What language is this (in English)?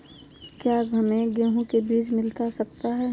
Magahi